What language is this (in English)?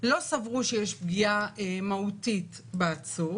Hebrew